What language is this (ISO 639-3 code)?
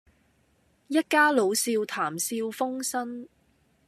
yue